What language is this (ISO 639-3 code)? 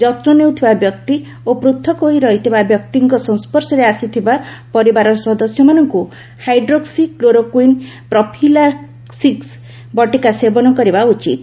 ori